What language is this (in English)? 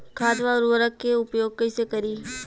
Bhojpuri